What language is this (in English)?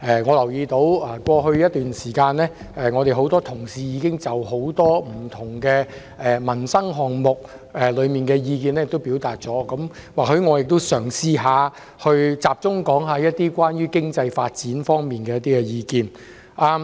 Cantonese